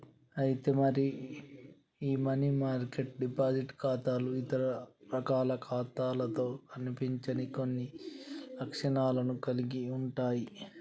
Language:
Telugu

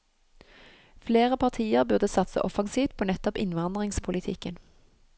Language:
Norwegian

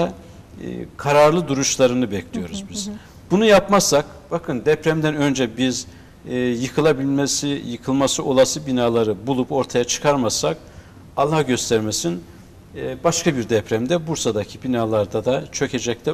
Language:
Turkish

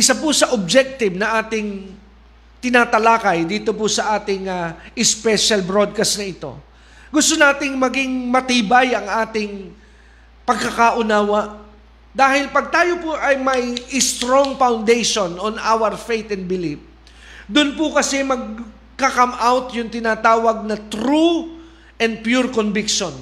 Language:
Filipino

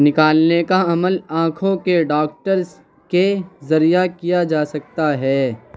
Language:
Urdu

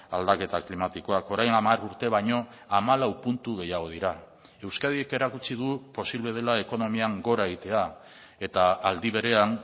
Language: Basque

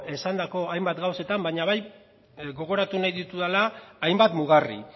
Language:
Basque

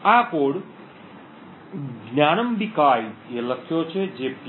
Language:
Gujarati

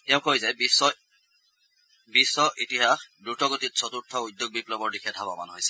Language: Assamese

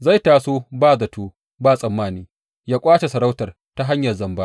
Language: Hausa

